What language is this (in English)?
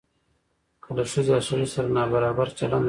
Pashto